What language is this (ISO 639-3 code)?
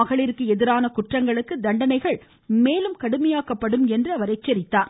tam